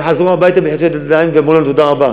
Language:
Hebrew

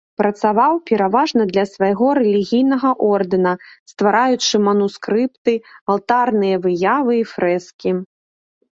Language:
Belarusian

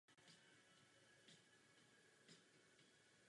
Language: Czech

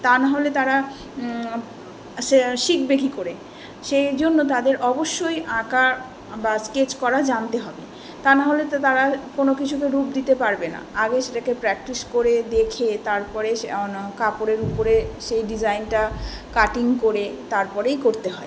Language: Bangla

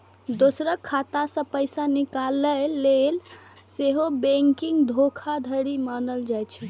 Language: Maithili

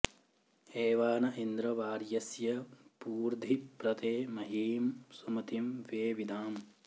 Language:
Sanskrit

